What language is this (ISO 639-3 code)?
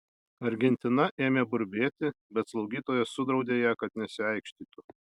lit